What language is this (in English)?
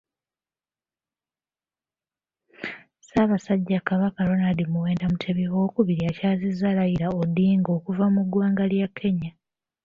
Ganda